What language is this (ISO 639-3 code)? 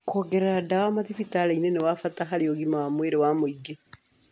kik